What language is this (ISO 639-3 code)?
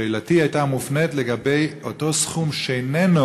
heb